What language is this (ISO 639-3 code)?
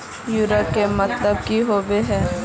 mag